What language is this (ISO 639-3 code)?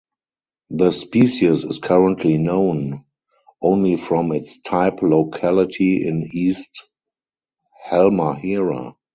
eng